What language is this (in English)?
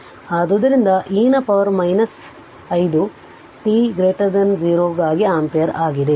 Kannada